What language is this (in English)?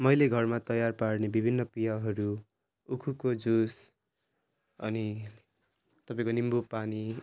Nepali